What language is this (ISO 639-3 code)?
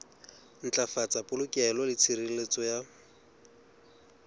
sot